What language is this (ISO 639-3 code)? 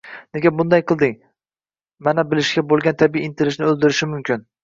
uzb